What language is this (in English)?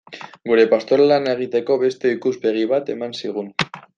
Basque